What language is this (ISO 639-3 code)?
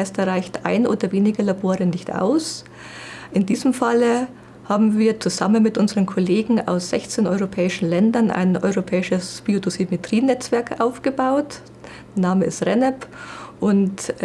deu